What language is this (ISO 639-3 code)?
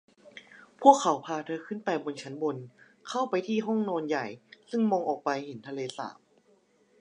tha